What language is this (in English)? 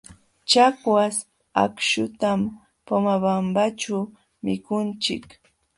Jauja Wanca Quechua